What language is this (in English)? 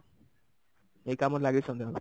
Odia